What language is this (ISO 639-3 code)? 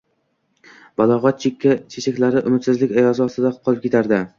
uzb